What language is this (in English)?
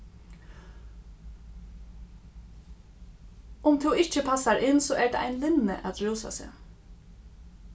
Faroese